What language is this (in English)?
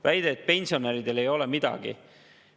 Estonian